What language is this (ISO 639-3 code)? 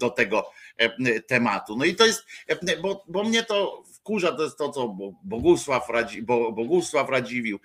pol